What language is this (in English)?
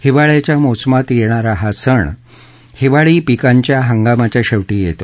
Marathi